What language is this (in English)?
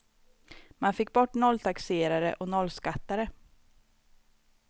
Swedish